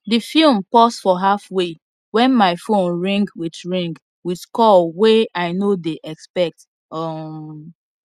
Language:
Nigerian Pidgin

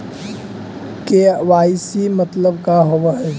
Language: Magahi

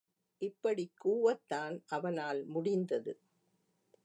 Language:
Tamil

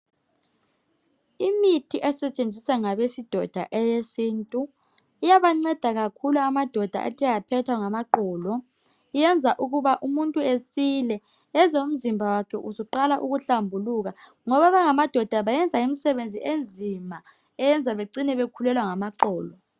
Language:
North Ndebele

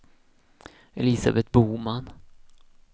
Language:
Swedish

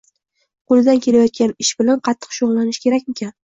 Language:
Uzbek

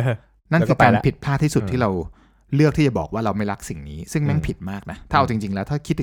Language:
Thai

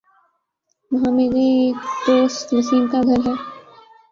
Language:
Urdu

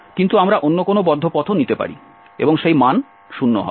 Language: Bangla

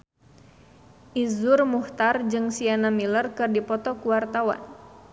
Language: Sundanese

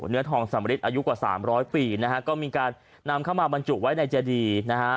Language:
Thai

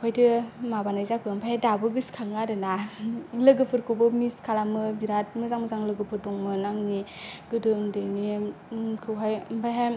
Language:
Bodo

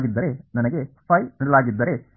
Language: Kannada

